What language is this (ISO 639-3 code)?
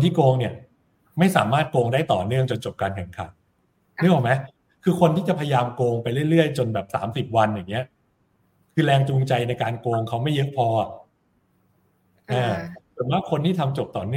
tha